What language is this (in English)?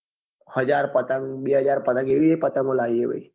Gujarati